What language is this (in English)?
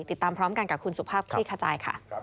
Thai